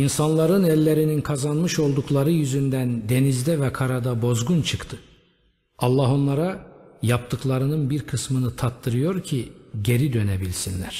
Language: Turkish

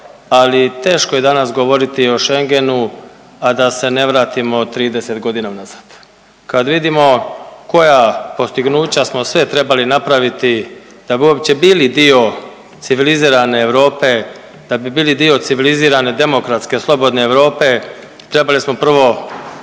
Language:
Croatian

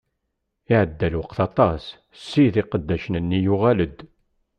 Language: Kabyle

